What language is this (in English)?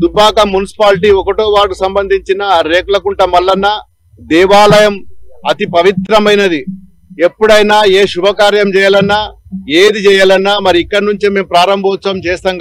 Romanian